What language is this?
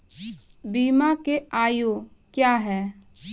Maithili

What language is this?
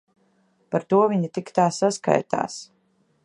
Latvian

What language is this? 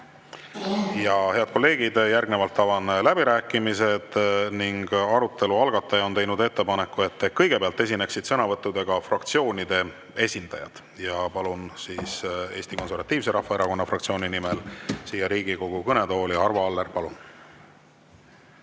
Estonian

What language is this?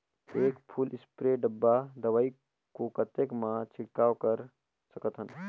Chhattisgarhi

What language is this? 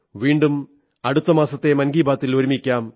Malayalam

